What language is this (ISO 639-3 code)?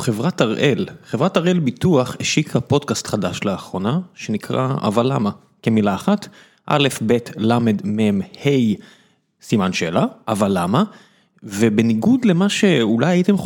heb